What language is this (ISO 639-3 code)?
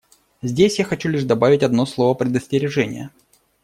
rus